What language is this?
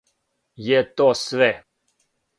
Serbian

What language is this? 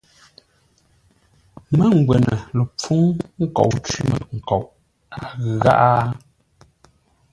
Ngombale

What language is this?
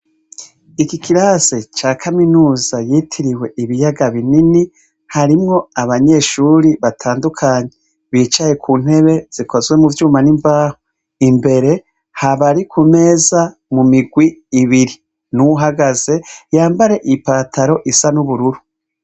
Rundi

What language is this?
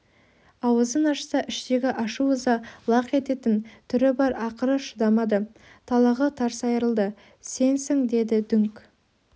Kazakh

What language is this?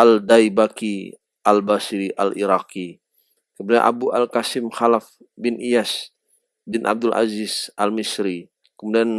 Indonesian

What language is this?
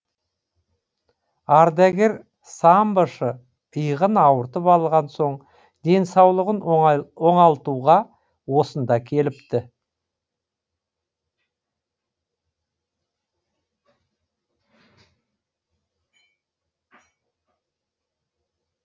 Kazakh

